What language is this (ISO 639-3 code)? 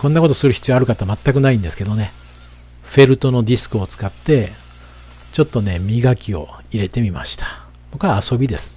jpn